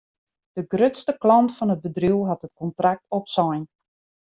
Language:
Western Frisian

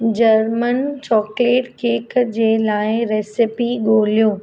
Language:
Sindhi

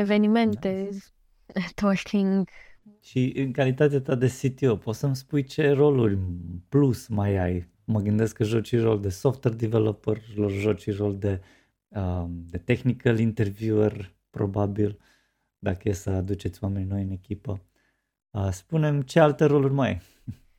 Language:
Romanian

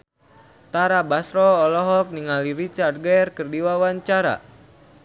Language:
Sundanese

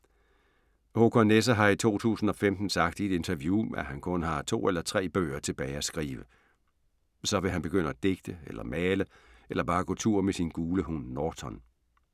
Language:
Danish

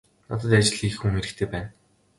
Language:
Mongolian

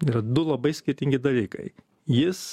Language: Lithuanian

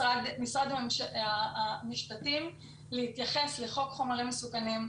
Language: Hebrew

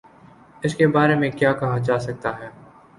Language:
Urdu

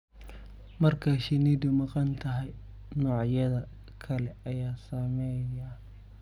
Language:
Somali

